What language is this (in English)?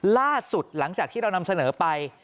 Thai